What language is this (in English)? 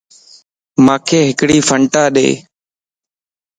Lasi